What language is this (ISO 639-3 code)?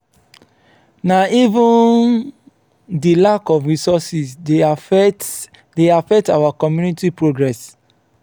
pcm